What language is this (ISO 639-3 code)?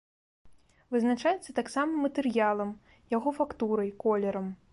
bel